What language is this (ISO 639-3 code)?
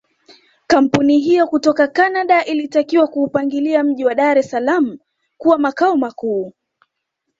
swa